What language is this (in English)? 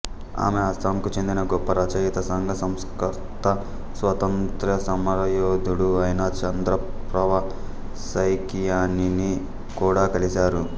Telugu